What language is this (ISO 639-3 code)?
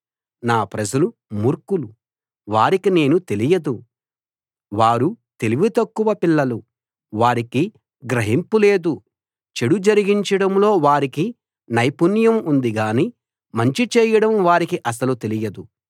tel